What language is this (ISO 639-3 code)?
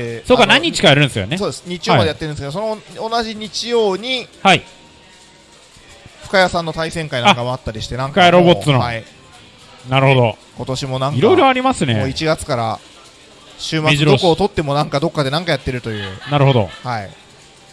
jpn